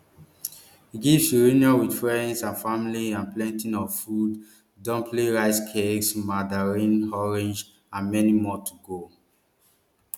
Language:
Nigerian Pidgin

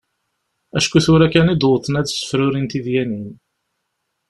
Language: Kabyle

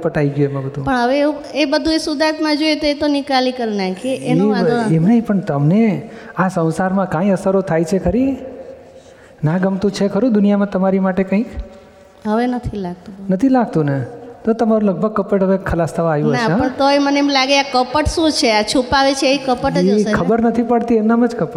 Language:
Gujarati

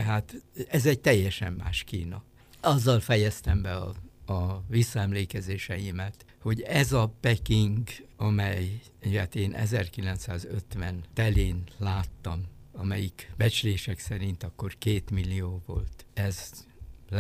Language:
Hungarian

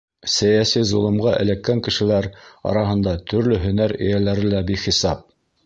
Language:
Bashkir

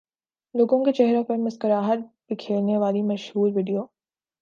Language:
Urdu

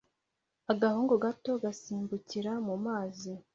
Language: Kinyarwanda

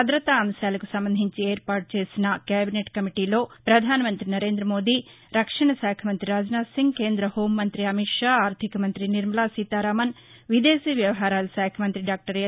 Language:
Telugu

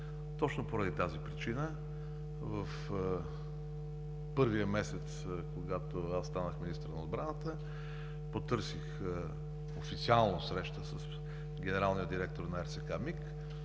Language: Bulgarian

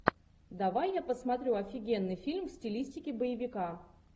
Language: Russian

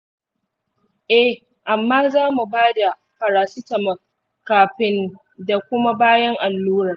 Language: Hausa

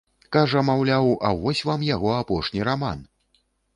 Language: Belarusian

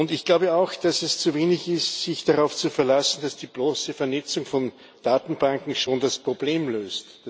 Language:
German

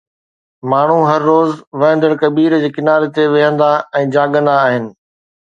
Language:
Sindhi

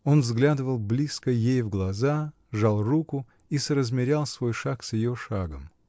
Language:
Russian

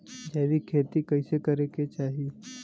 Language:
Bhojpuri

